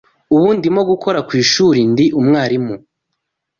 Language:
Kinyarwanda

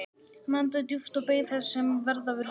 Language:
Icelandic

